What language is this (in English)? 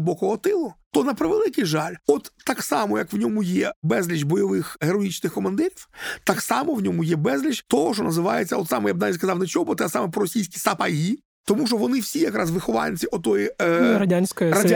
Ukrainian